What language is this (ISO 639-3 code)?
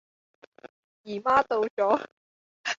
yue